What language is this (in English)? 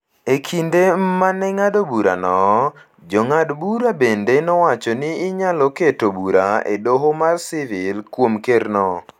Luo (Kenya and Tanzania)